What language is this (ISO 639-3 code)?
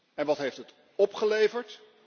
nld